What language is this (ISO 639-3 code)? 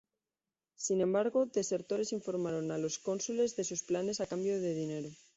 spa